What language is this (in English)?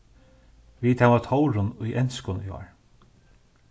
Faroese